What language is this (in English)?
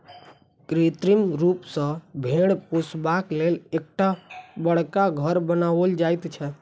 Maithili